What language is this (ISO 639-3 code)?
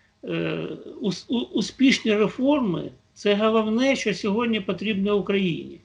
ukr